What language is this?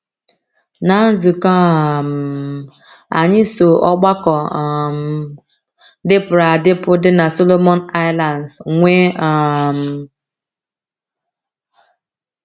Igbo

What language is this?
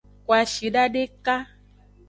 Aja (Benin)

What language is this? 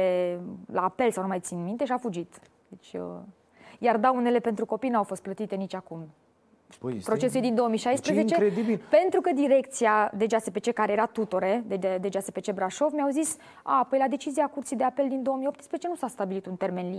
Romanian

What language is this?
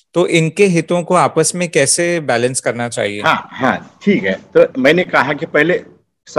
Hindi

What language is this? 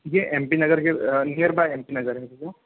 Hindi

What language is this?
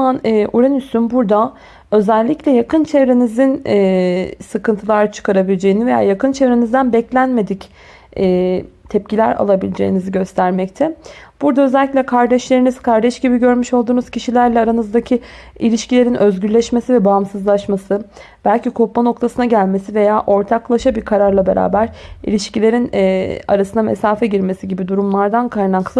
Turkish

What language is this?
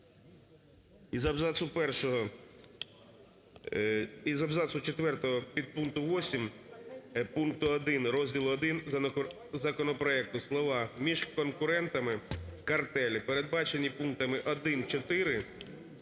Ukrainian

